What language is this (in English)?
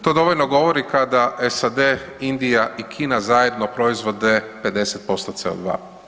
Croatian